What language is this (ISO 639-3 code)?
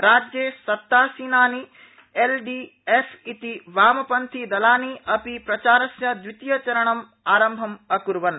san